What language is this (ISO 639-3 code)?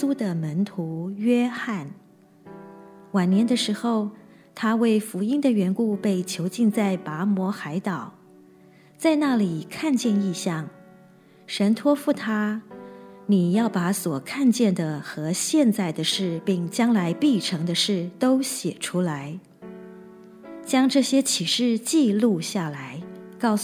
zho